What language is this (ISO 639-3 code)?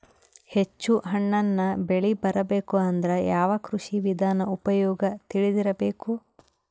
kan